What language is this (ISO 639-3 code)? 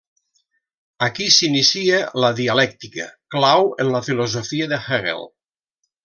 cat